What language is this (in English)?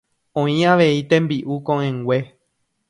Guarani